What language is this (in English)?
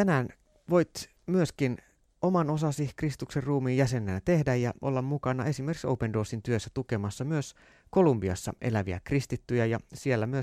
Finnish